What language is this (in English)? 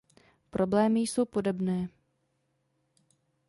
Czech